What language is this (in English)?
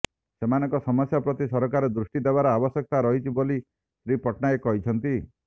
Odia